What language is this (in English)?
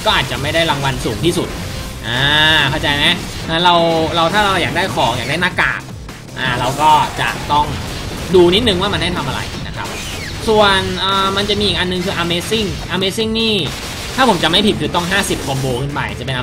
Thai